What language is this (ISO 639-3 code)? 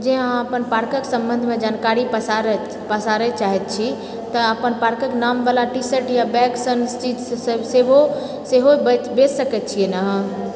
mai